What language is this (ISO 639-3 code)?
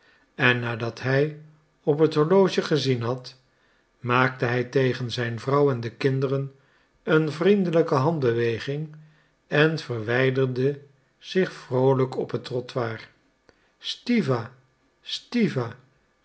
nld